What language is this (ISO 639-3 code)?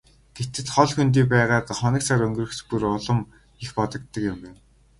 mon